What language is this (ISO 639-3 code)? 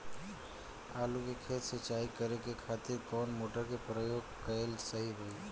bho